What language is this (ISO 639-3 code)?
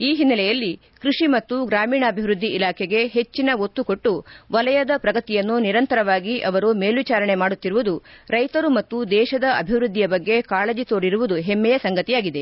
kan